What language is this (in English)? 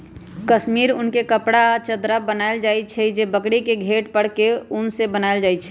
Magahi